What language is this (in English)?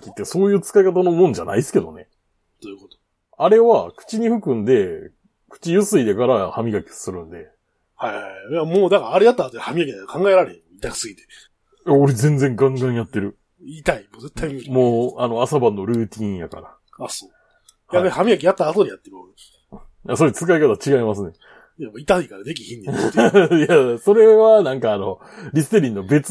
Japanese